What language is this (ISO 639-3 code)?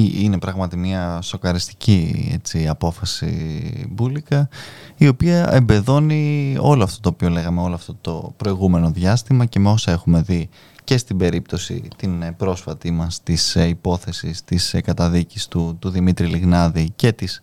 ell